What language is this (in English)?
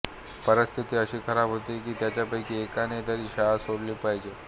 Marathi